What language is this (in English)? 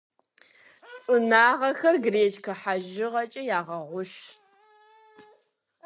Kabardian